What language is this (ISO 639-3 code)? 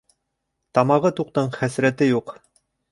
bak